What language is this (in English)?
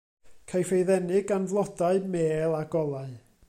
Welsh